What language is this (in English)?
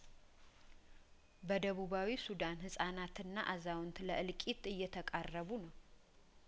Amharic